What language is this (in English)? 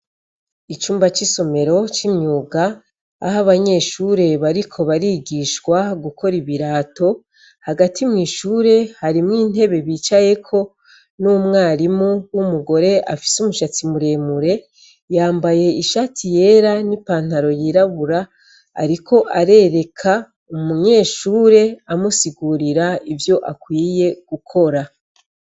Rundi